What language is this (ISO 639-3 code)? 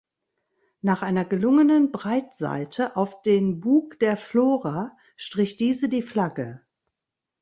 deu